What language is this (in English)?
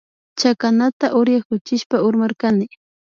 Imbabura Highland Quichua